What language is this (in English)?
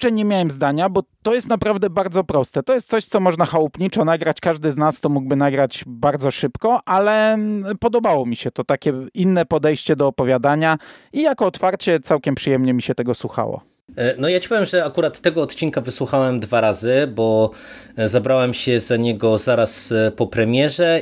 Polish